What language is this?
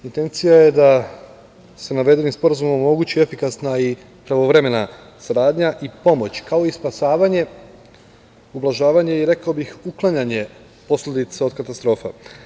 Serbian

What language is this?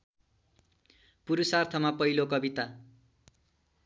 Nepali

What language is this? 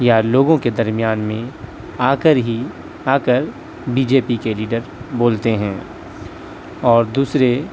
Urdu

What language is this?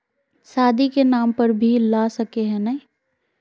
Magahi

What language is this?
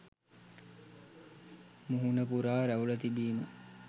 Sinhala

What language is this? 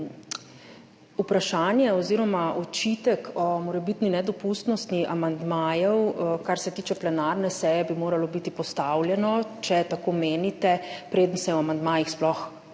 Slovenian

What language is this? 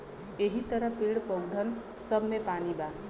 Bhojpuri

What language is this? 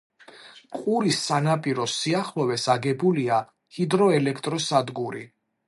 Georgian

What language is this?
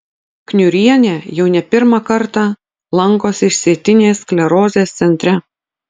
Lithuanian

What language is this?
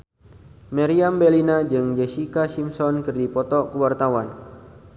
Sundanese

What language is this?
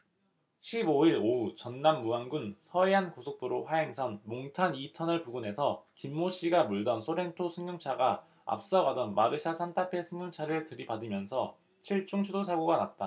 Korean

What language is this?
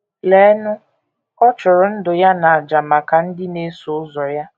Igbo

